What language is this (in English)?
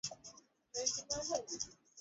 Swahili